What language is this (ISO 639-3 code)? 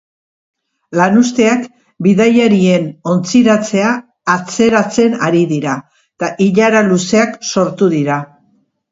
eus